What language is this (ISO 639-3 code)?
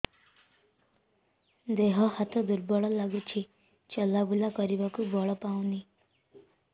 ori